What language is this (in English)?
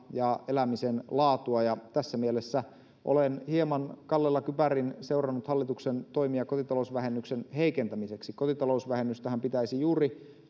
Finnish